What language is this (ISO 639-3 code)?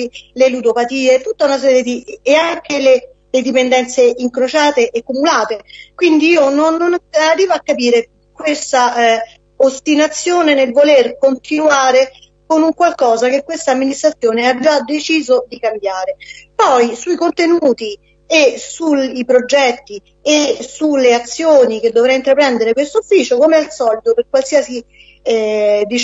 ita